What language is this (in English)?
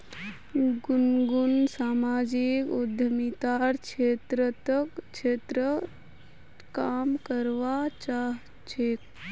Magahi